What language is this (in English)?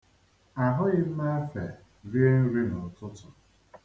Igbo